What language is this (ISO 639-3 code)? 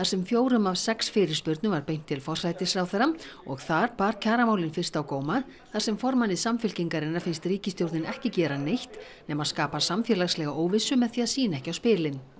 isl